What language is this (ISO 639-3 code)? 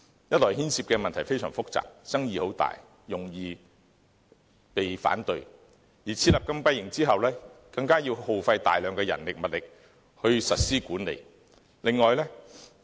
yue